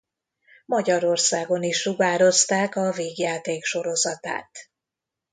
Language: Hungarian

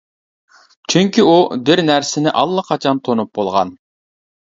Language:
Uyghur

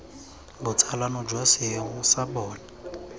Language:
Tswana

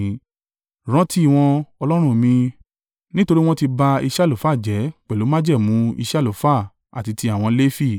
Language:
Yoruba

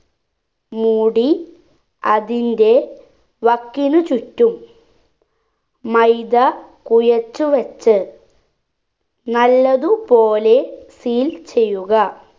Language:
Malayalam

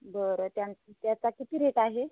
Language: Marathi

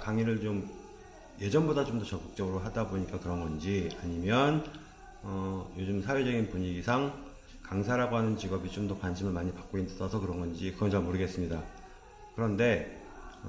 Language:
Korean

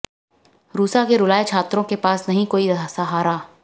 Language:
Hindi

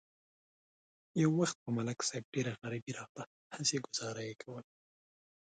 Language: Pashto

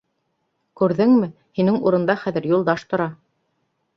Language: Bashkir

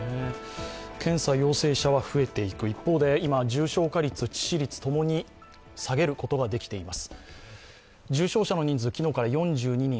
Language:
Japanese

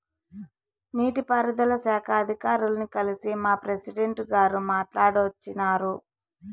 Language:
Telugu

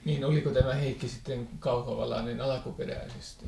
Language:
Finnish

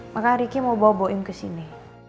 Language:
Indonesian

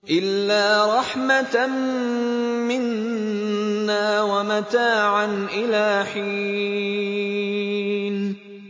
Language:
Arabic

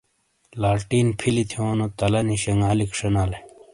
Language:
Shina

